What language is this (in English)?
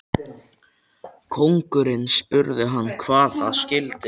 Icelandic